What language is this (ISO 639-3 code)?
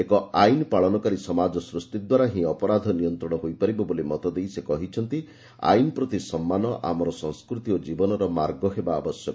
ori